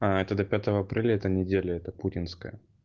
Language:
Russian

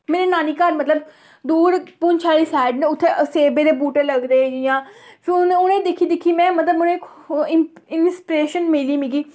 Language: Dogri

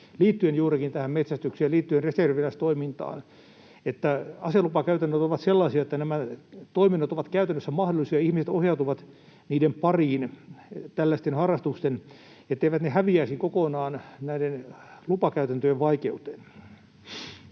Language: Finnish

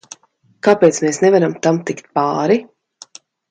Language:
Latvian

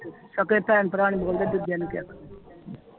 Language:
Punjabi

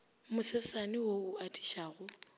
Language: Northern Sotho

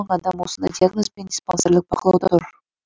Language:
Kazakh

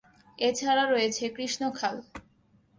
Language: Bangla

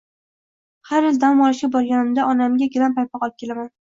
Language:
Uzbek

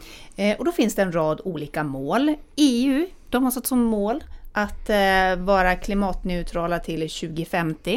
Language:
Swedish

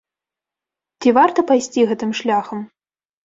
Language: Belarusian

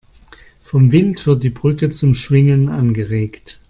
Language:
German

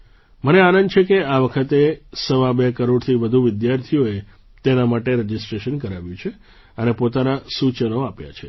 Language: Gujarati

